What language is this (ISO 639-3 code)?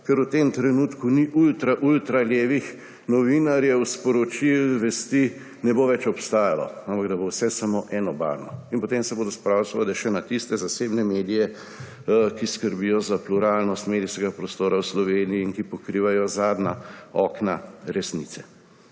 slv